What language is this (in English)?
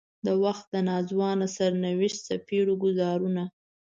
Pashto